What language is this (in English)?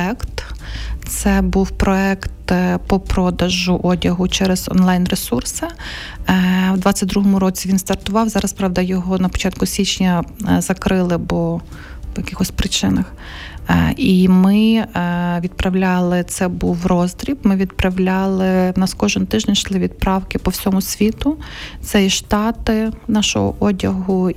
Ukrainian